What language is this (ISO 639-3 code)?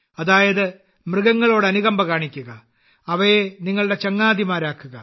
mal